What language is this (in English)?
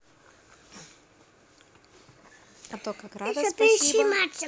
Russian